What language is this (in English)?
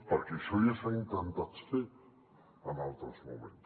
Catalan